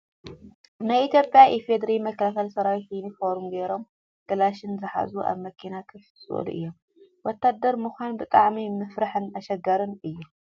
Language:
Tigrinya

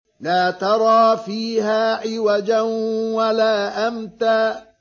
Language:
Arabic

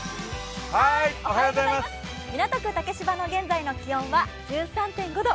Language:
Japanese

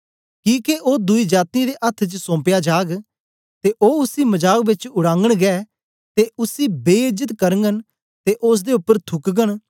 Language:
Dogri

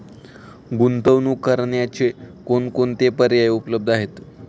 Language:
Marathi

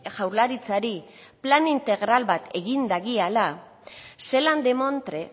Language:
Basque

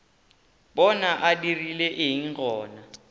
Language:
Northern Sotho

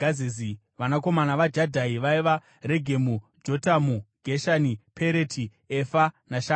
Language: Shona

